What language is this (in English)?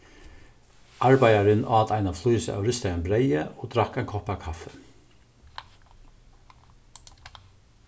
Faroese